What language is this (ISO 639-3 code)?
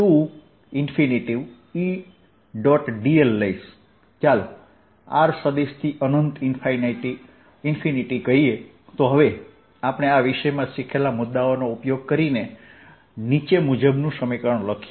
guj